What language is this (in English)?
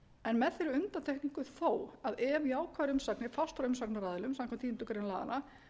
Icelandic